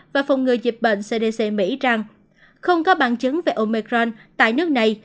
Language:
Vietnamese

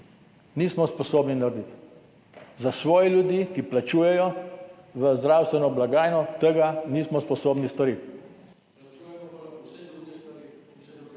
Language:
Slovenian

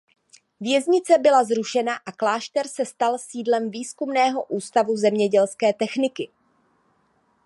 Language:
Czech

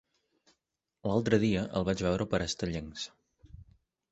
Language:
Catalan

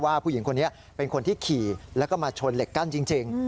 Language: Thai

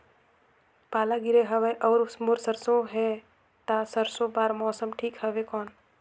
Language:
Chhattisgarhi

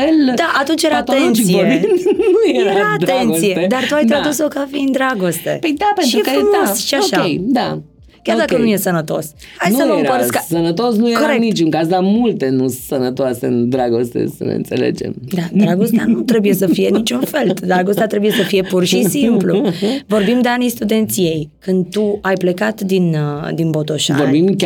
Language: Romanian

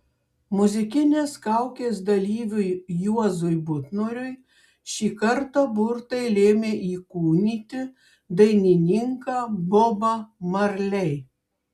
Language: Lithuanian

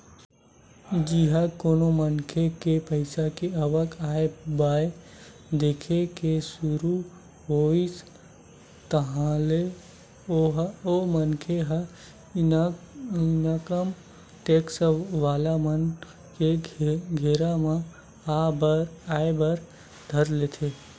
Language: Chhattisgarhi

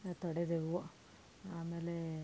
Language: Kannada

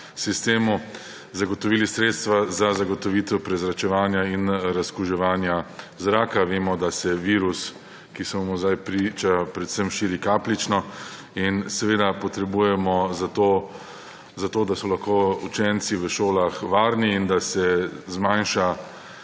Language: Slovenian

